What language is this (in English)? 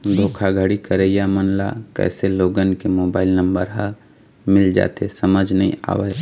Chhattisgarhi